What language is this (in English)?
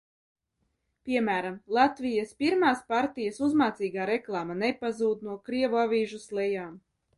Latvian